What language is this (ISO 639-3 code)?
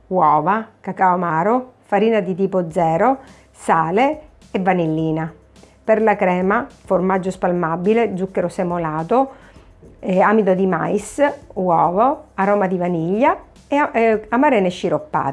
ita